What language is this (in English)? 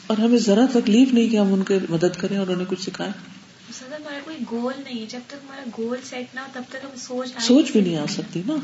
Urdu